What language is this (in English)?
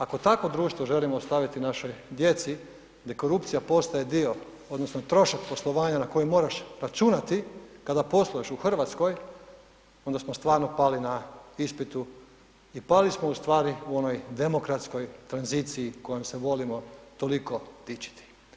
Croatian